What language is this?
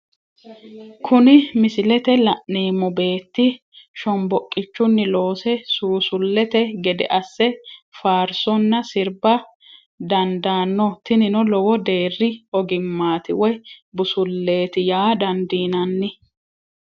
Sidamo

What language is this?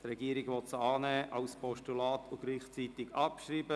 Swiss German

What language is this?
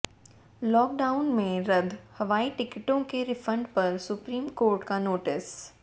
Hindi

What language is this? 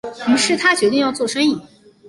Chinese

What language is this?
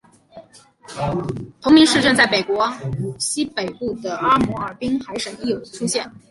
Chinese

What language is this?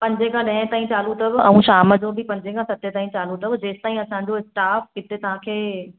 Sindhi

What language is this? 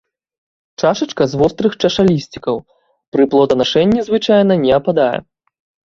Belarusian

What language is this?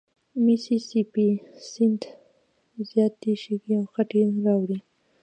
Pashto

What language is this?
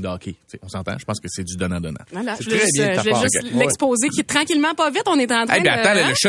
French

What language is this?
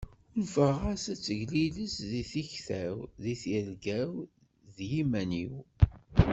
Kabyle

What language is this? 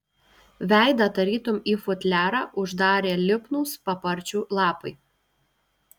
Lithuanian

